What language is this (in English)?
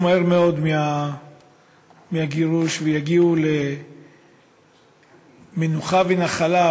Hebrew